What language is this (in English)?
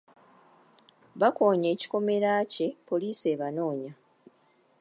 Ganda